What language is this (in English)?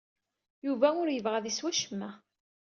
Kabyle